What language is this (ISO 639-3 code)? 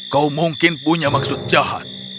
ind